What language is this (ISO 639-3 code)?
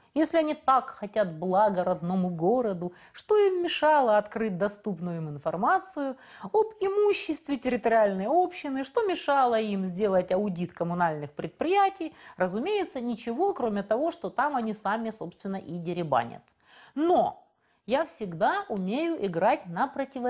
rus